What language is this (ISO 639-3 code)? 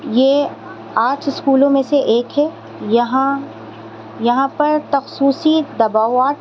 urd